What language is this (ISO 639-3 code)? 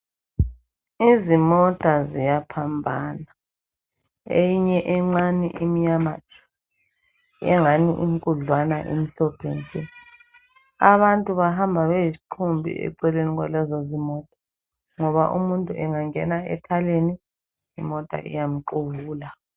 nde